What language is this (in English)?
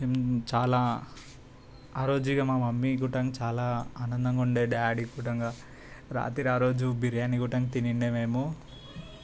Telugu